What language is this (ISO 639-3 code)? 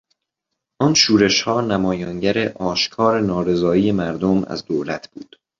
fas